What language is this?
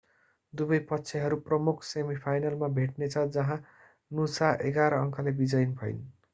Nepali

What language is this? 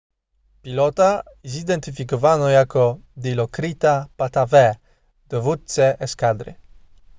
Polish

